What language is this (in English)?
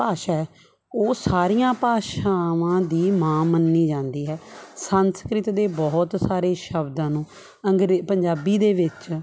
Punjabi